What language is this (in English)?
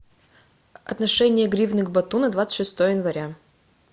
Russian